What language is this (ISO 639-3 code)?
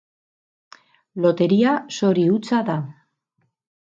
eus